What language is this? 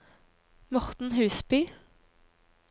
Norwegian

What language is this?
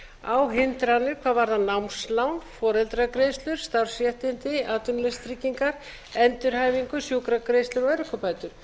Icelandic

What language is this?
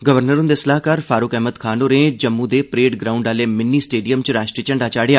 Dogri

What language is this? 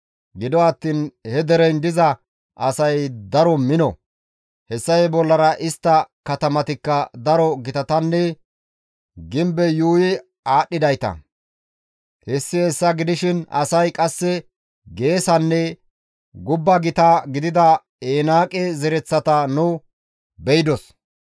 Gamo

